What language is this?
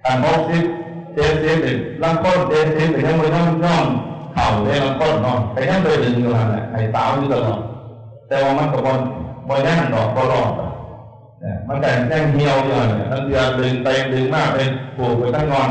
Thai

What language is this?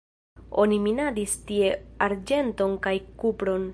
Esperanto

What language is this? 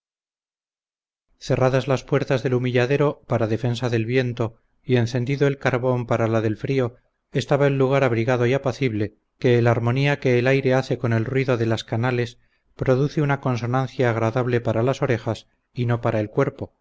Spanish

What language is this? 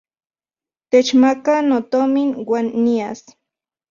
Central Puebla Nahuatl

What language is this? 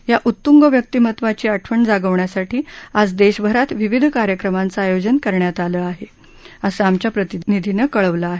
Marathi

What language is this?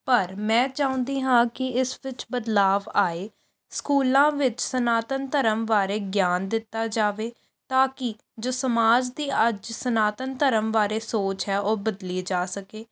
Punjabi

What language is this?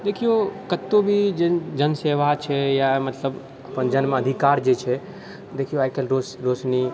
Maithili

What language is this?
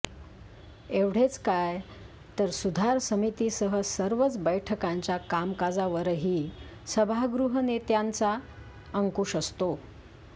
Marathi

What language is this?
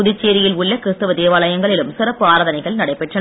Tamil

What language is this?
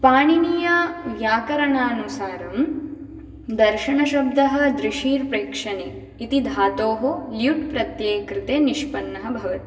Sanskrit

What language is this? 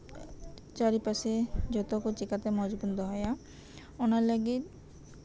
Santali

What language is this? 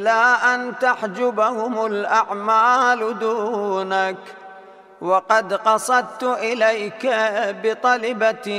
Arabic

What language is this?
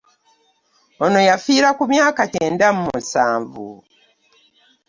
Ganda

